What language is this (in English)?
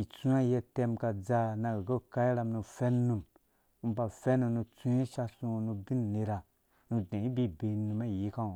Dũya